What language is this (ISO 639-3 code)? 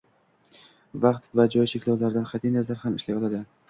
uzb